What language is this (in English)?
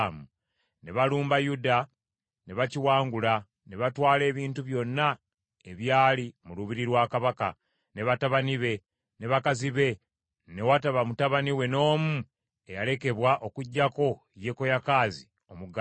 Ganda